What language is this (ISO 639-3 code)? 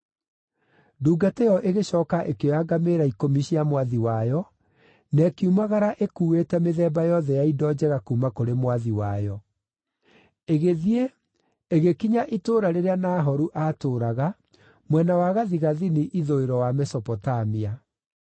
kik